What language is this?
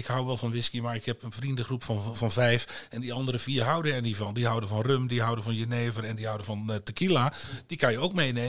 Dutch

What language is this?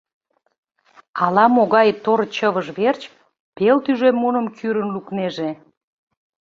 Mari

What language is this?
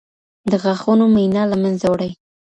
Pashto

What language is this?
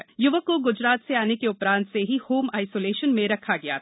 Hindi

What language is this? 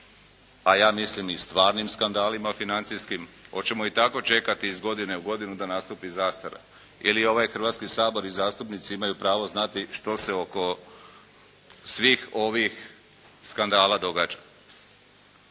Croatian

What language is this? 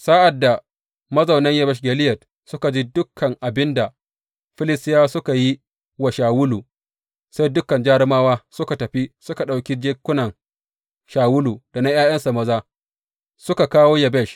Hausa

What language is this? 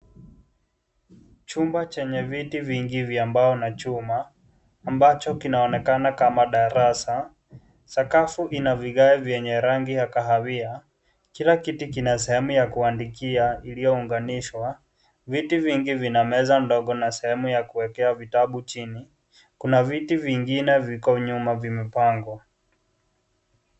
Swahili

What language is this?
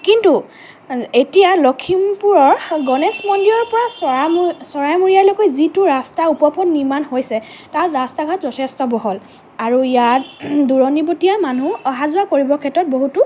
Assamese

